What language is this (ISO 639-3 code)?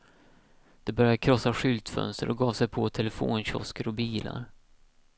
swe